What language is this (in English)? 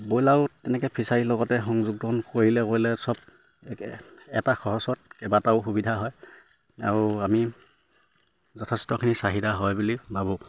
Assamese